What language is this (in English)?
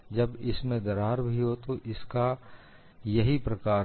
Hindi